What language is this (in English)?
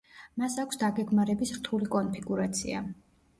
Georgian